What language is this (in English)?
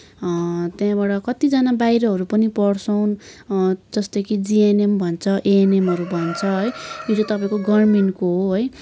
Nepali